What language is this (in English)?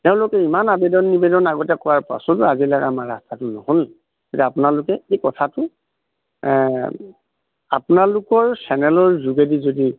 Assamese